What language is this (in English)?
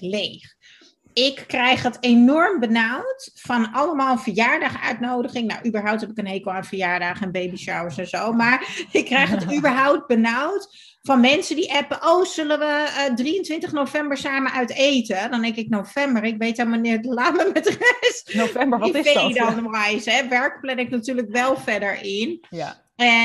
Dutch